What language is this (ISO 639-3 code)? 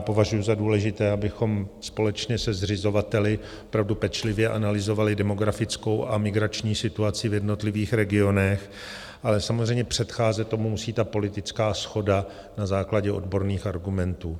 ces